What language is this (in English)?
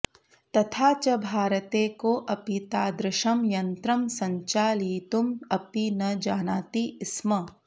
Sanskrit